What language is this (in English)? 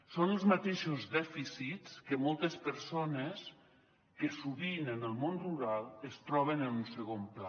Catalan